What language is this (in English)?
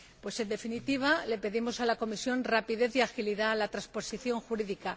Spanish